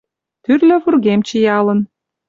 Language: Mari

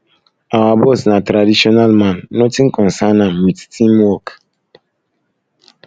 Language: Nigerian Pidgin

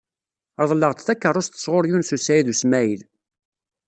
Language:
Kabyle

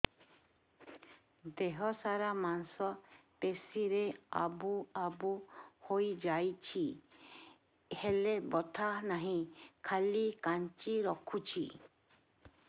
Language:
Odia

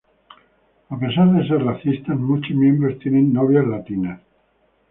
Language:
Spanish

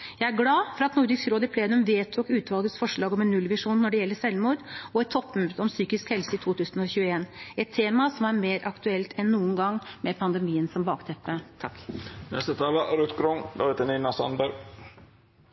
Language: Norwegian Bokmål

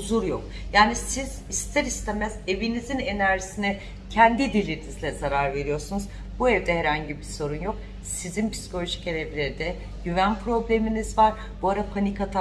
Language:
Turkish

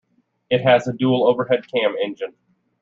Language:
English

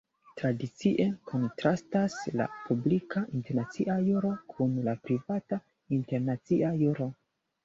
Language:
Esperanto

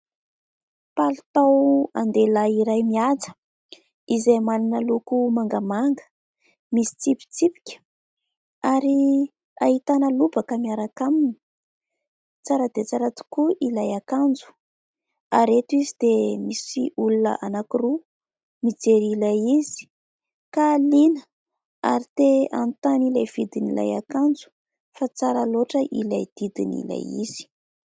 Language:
Malagasy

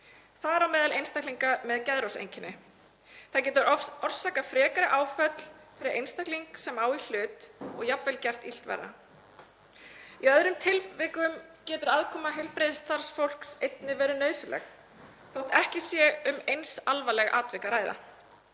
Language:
Icelandic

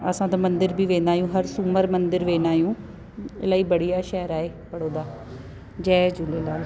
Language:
Sindhi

